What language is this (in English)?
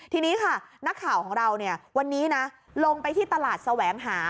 Thai